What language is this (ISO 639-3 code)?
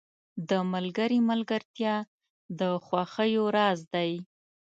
pus